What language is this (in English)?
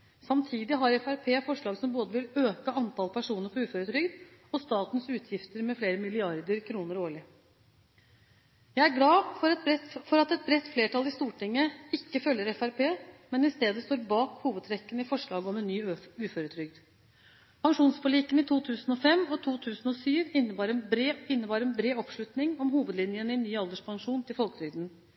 Norwegian Bokmål